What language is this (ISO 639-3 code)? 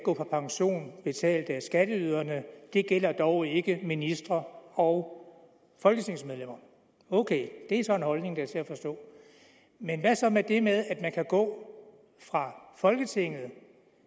dan